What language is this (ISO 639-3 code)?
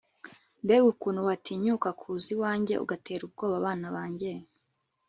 kin